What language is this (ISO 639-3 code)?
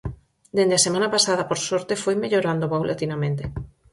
glg